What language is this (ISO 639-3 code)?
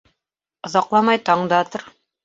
bak